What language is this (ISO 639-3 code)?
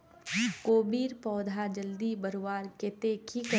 mag